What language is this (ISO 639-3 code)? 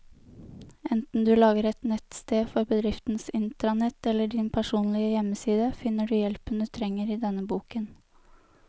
nor